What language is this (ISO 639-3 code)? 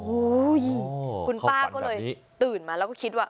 tha